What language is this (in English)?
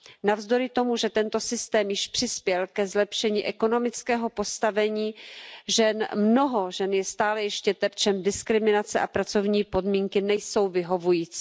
Czech